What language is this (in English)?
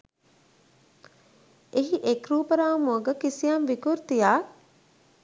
Sinhala